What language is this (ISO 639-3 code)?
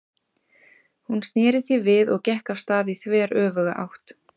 isl